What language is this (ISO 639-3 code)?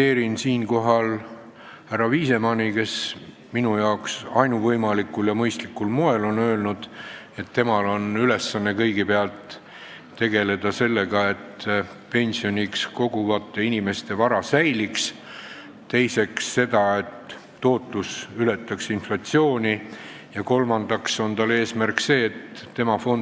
est